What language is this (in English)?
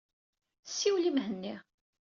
Kabyle